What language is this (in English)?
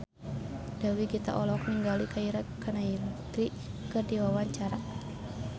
Sundanese